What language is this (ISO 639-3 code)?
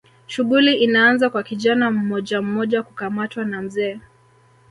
swa